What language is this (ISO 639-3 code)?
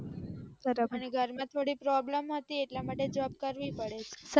guj